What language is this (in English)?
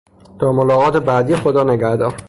Persian